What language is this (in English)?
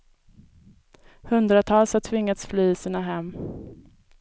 Swedish